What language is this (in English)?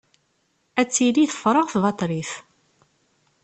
Kabyle